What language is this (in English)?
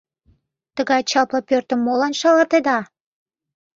Mari